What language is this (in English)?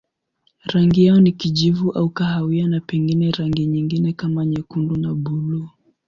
Swahili